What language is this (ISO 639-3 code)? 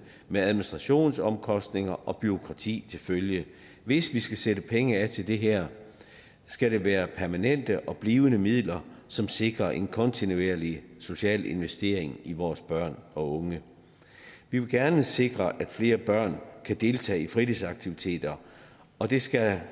dan